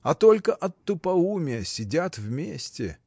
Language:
Russian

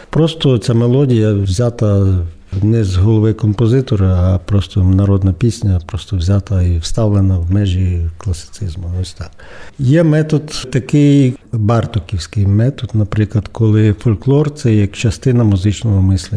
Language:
Ukrainian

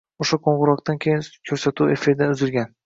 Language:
Uzbek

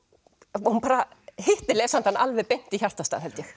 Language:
Icelandic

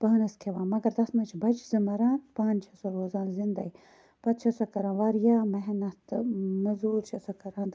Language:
Kashmiri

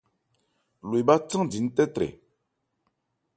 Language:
Ebrié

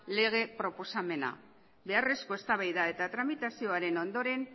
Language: Basque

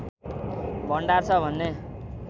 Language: Nepali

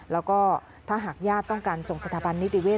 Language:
Thai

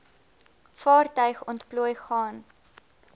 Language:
Afrikaans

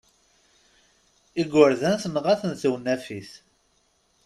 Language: Kabyle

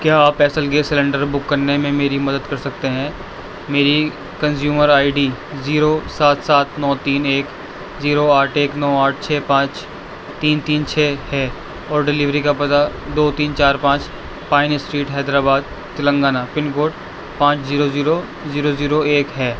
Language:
Urdu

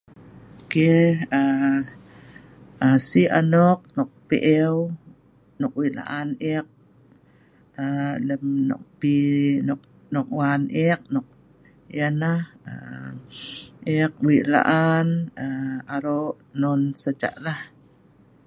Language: Sa'ban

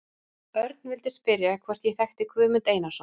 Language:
Icelandic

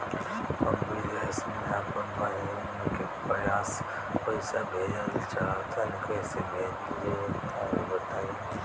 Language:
Bhojpuri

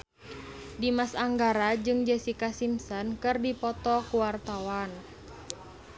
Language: Sundanese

